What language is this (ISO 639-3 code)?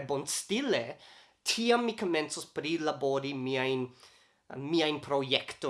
epo